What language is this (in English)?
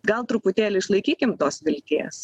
Lithuanian